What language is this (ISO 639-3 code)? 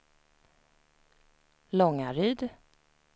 swe